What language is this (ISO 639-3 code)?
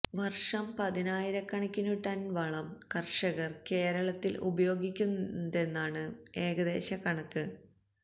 mal